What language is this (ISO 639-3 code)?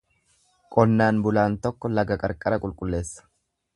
orm